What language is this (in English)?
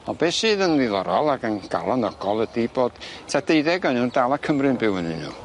Welsh